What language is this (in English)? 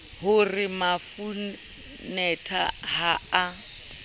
Southern Sotho